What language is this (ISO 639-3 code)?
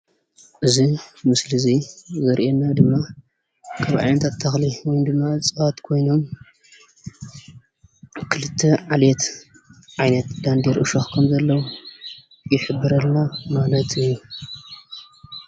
tir